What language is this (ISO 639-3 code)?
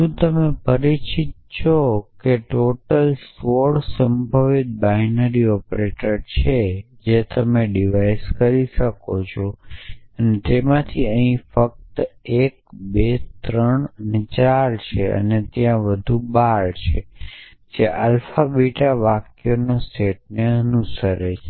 guj